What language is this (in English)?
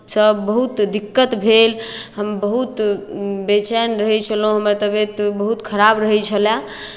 Maithili